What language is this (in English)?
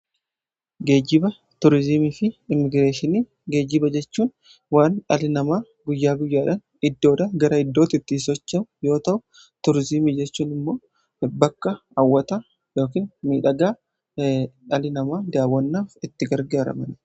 Oromo